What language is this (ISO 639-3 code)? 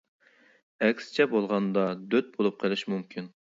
uig